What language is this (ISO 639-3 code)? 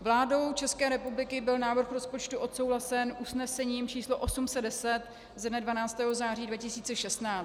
ces